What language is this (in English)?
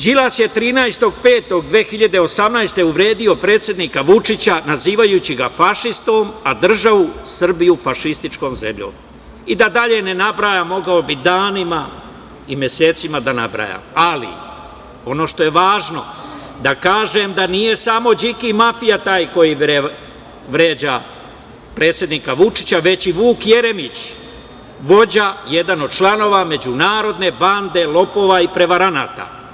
Serbian